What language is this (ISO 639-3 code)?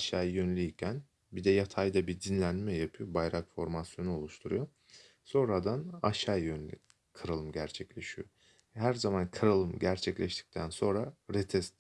tur